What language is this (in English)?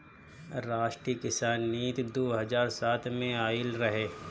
Bhojpuri